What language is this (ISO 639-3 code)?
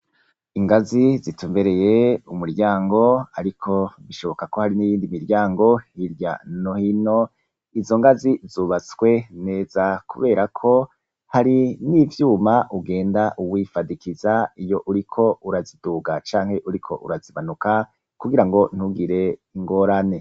run